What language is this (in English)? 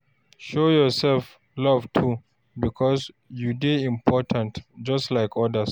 Nigerian Pidgin